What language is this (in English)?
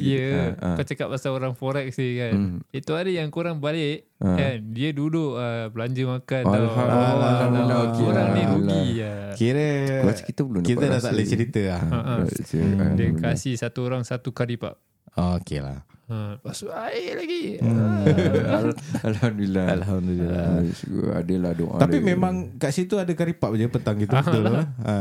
Malay